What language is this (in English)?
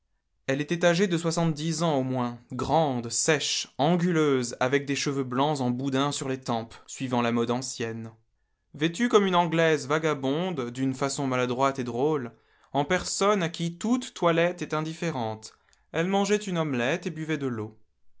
French